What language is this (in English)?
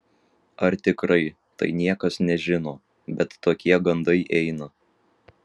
Lithuanian